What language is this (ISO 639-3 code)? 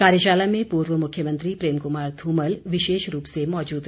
hin